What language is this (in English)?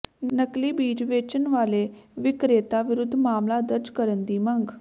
Punjabi